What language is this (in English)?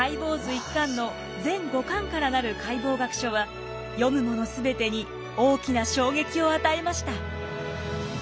Japanese